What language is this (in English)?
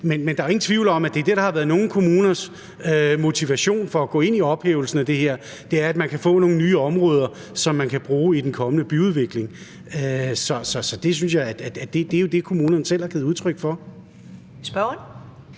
Danish